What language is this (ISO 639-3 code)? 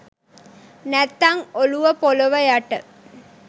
sin